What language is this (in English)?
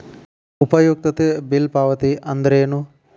Kannada